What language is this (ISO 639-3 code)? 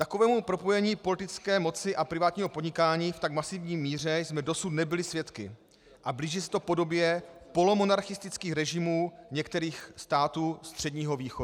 ces